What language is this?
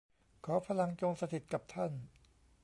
Thai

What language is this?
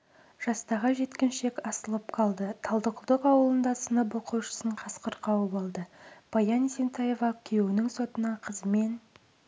Kazakh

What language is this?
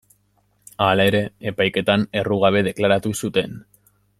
Basque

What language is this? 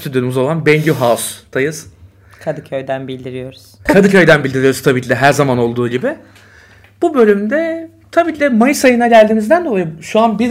Turkish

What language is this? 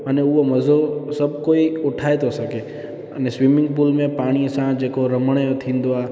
Sindhi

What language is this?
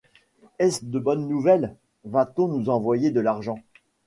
French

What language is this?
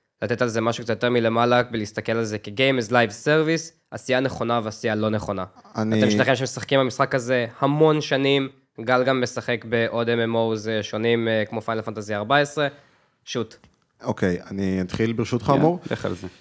Hebrew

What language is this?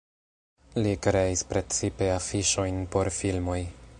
Esperanto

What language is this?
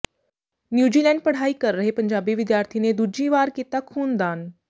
Punjabi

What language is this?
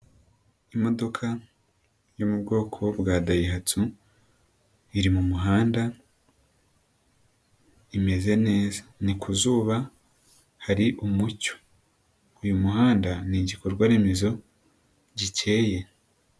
Kinyarwanda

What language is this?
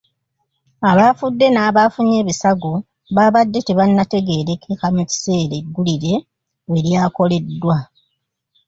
Ganda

